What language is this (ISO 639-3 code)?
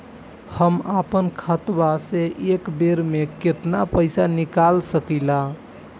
bho